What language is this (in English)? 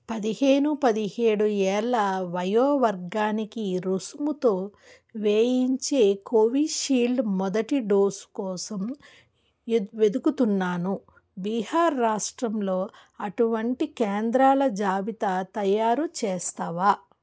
Telugu